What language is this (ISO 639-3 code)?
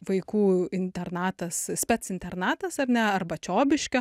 lit